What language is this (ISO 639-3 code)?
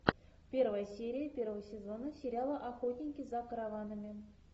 rus